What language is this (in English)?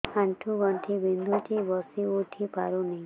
Odia